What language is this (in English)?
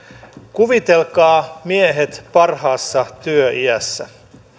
Finnish